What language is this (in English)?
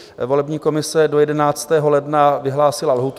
Czech